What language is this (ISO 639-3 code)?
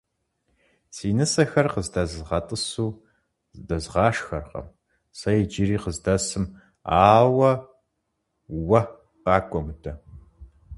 kbd